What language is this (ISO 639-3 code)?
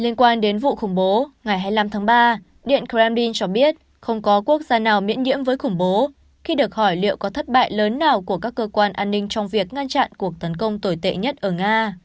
vie